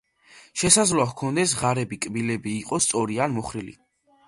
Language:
Georgian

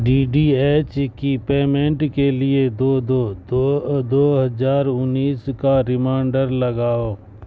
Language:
Urdu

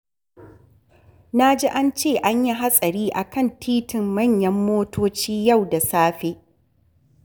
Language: Hausa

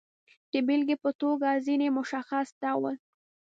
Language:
Pashto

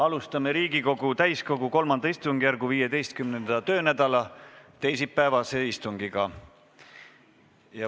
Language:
Estonian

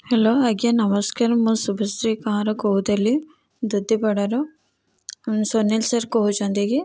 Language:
Odia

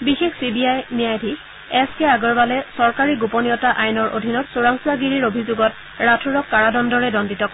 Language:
Assamese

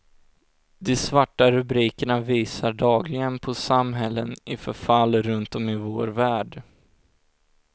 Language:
Swedish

